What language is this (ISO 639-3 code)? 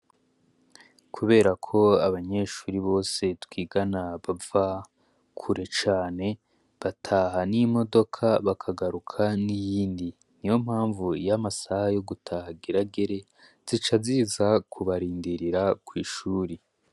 run